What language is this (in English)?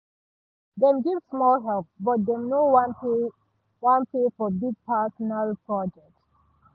Nigerian Pidgin